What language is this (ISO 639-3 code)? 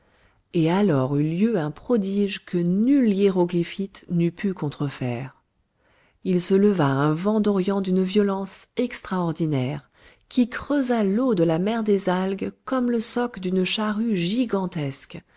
fra